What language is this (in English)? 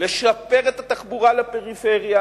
Hebrew